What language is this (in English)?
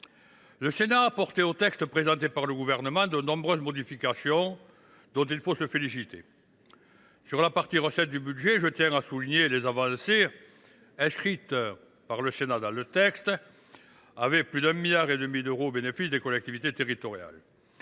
French